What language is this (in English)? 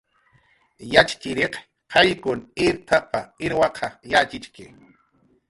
Jaqaru